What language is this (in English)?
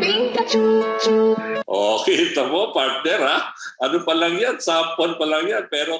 Filipino